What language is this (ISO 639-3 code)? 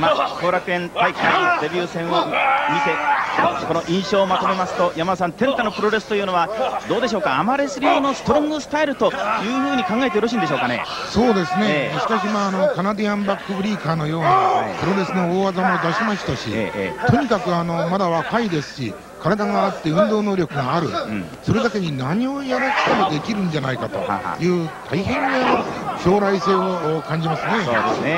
jpn